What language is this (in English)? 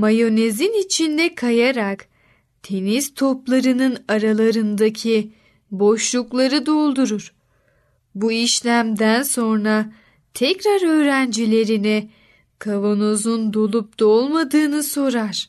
Turkish